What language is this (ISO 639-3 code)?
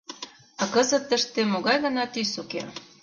chm